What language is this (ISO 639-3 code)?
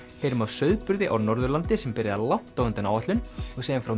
isl